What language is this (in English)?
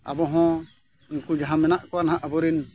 Santali